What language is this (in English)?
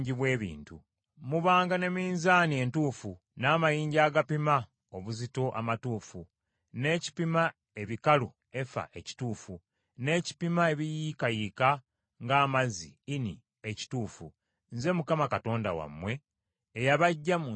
Ganda